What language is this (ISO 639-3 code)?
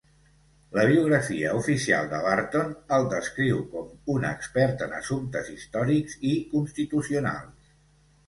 cat